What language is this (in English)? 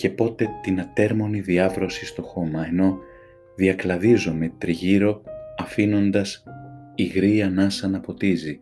Greek